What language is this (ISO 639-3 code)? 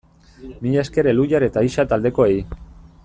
eus